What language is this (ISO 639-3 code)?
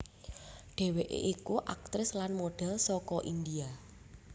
jav